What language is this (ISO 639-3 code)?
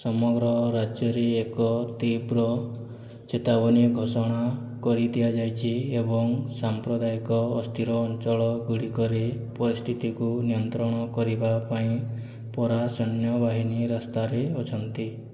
ori